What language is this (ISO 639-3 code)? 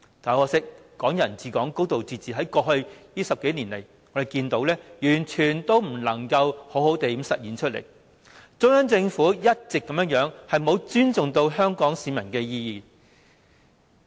yue